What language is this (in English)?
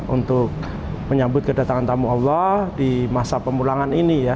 Indonesian